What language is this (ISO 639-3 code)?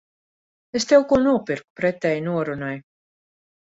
lav